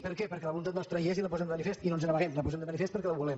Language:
Catalan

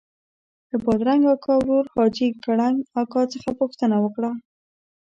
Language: Pashto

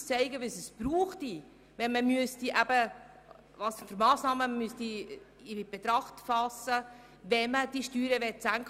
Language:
Swiss German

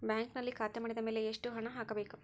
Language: Kannada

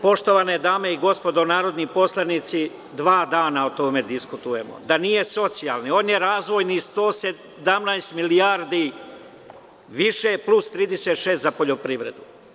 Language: Serbian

